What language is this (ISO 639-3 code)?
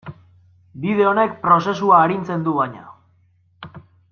eus